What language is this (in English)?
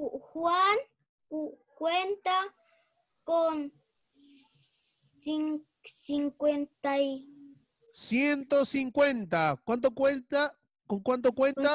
Spanish